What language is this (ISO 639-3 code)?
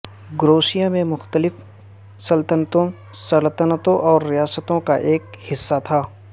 urd